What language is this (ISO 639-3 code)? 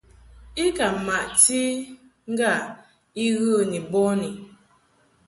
mhk